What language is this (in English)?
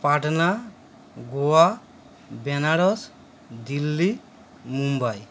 Bangla